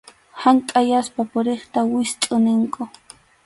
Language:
Arequipa-La Unión Quechua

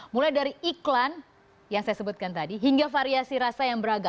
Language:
Indonesian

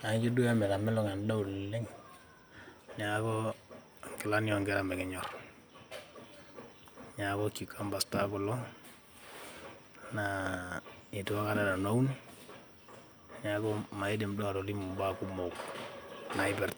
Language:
Masai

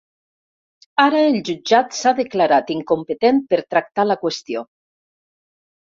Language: Catalan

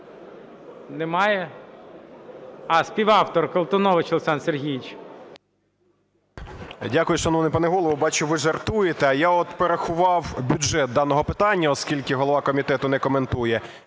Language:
Ukrainian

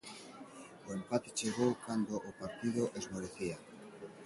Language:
Galician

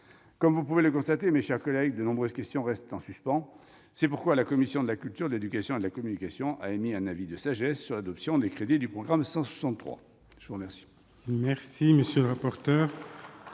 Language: French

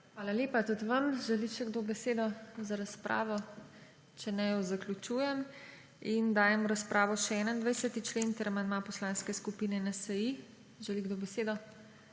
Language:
Slovenian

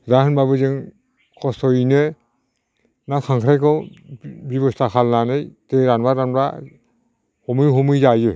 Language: Bodo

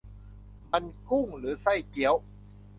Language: Thai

